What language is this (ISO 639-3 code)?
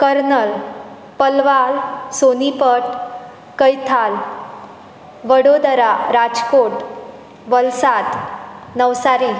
kok